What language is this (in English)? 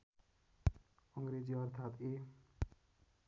Nepali